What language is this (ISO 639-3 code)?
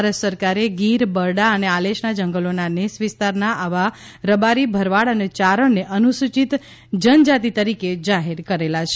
guj